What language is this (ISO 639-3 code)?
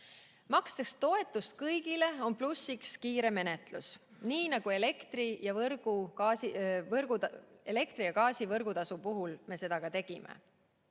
est